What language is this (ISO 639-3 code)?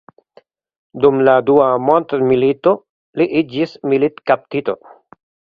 epo